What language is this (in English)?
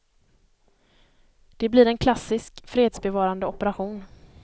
Swedish